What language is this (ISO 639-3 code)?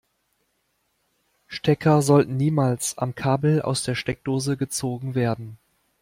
deu